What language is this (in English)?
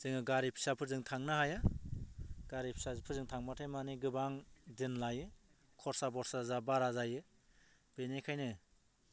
Bodo